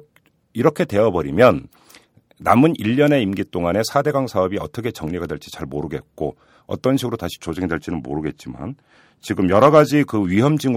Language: Korean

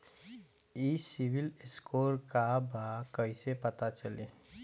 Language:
Bhojpuri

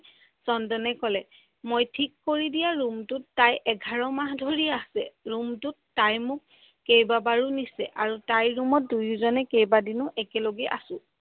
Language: Assamese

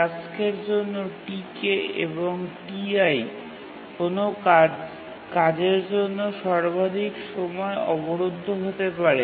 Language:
Bangla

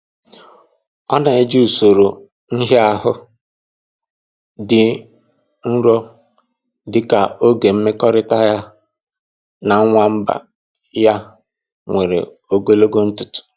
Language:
Igbo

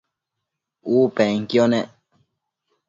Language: Matsés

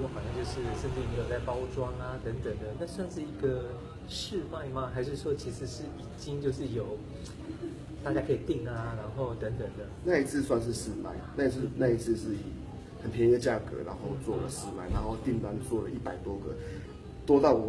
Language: Chinese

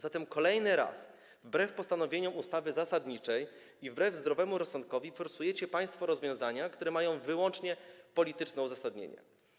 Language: Polish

